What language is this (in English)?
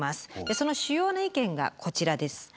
Japanese